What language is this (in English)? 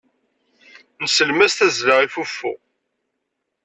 Kabyle